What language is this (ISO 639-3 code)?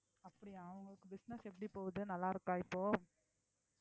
tam